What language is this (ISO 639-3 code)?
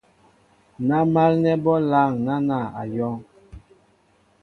mbo